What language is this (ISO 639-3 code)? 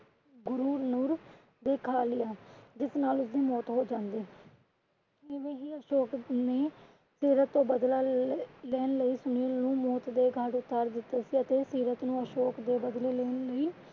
pan